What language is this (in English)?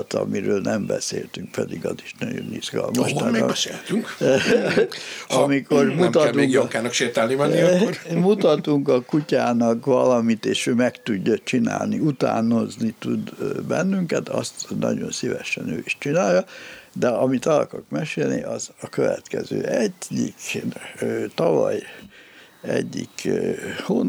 Hungarian